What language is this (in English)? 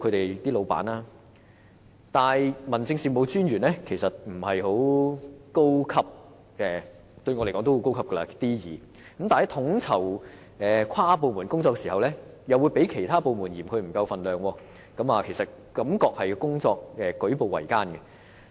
Cantonese